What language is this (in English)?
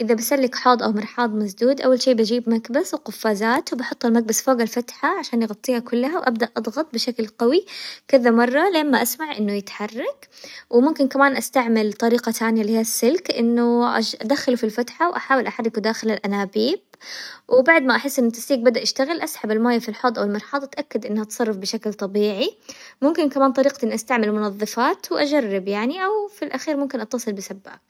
Hijazi Arabic